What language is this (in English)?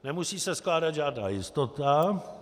Czech